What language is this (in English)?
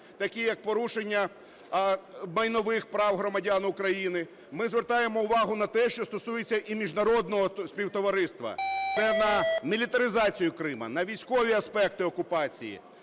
Ukrainian